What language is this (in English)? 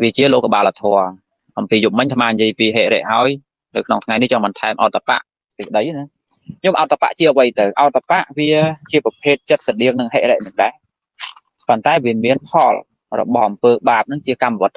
Vietnamese